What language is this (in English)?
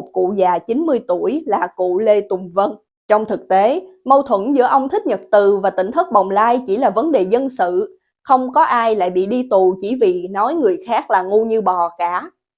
Vietnamese